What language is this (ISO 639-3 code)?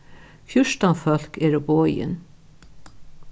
fao